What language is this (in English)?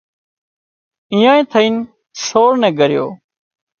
Wadiyara Koli